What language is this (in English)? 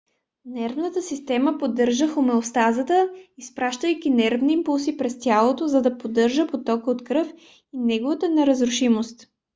Bulgarian